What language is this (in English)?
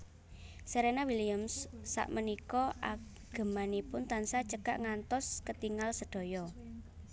Javanese